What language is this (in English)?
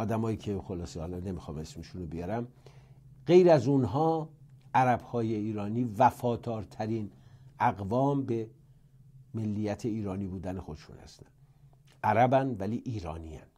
Persian